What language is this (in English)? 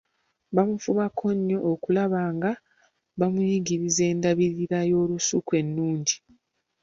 Ganda